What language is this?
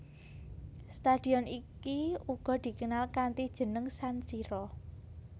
Javanese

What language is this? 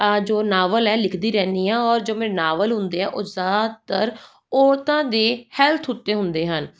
Punjabi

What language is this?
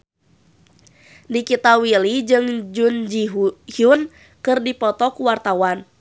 Sundanese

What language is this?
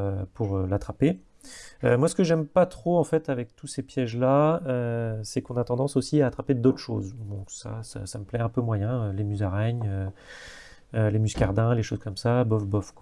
French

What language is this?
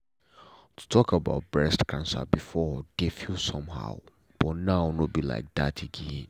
Nigerian Pidgin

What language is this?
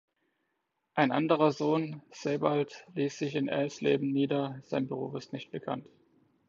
German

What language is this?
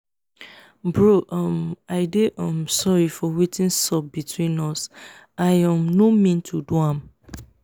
Nigerian Pidgin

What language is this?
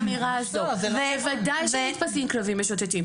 Hebrew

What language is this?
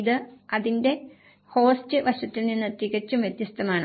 Malayalam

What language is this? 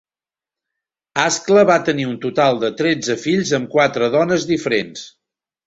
Catalan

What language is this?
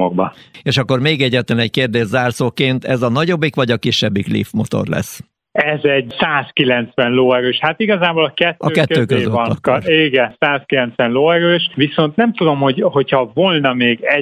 Hungarian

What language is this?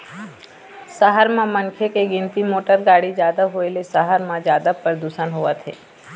Chhattisgarhi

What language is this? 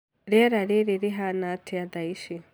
Kikuyu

